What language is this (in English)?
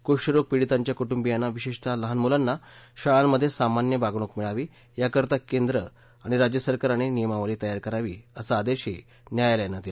Marathi